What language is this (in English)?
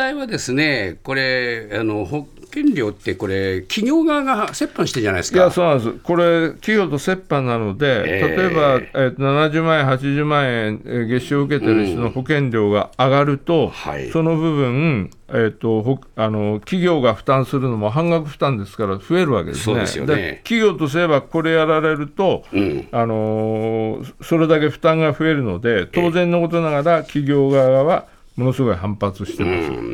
Japanese